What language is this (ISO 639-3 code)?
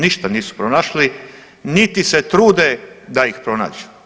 hrv